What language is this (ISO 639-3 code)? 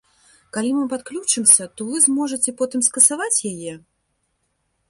bel